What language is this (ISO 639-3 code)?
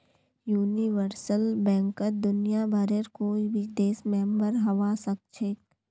mag